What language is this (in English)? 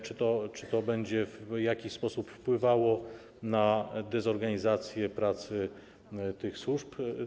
Polish